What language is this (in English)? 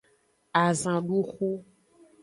Aja (Benin)